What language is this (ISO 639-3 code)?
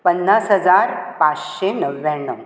kok